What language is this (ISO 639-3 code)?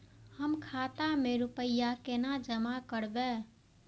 mai